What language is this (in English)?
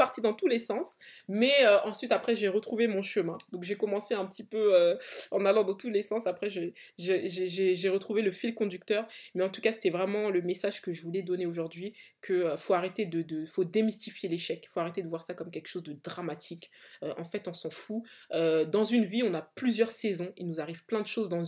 French